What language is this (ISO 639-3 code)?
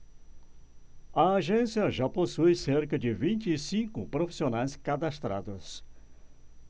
por